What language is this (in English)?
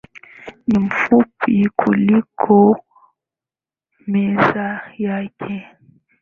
Swahili